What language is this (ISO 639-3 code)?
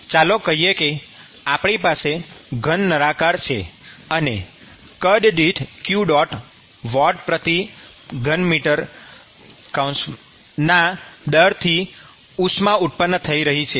guj